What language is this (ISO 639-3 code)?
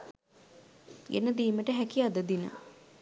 sin